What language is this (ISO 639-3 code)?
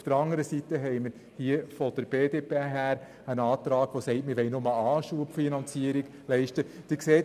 gsw